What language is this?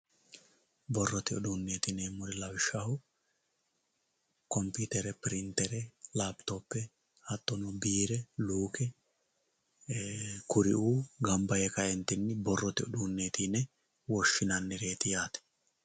Sidamo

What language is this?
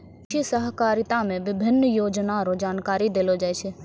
Maithili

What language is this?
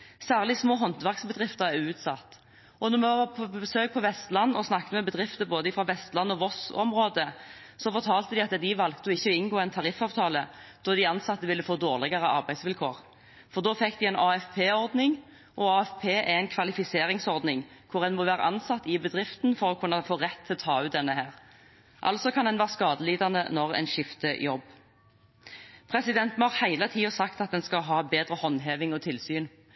Norwegian Bokmål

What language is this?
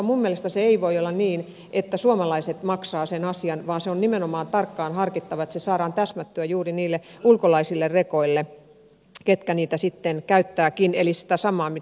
Finnish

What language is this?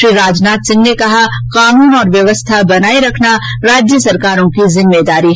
Hindi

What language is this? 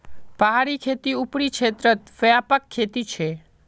Magahi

